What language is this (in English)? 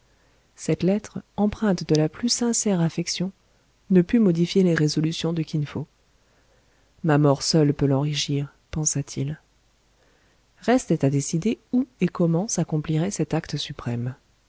French